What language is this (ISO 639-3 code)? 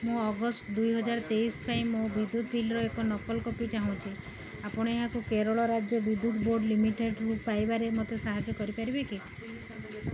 ori